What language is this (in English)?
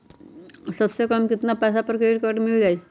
Magahi